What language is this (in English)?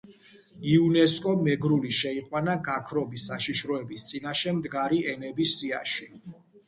Georgian